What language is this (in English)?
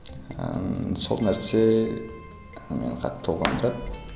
Kazakh